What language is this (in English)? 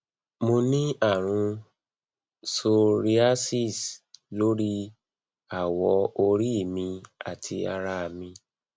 Yoruba